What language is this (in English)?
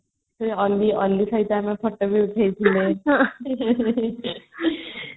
Odia